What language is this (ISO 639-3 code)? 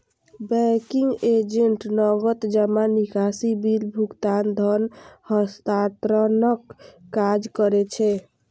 mai